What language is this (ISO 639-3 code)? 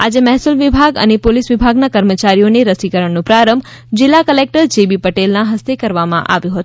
guj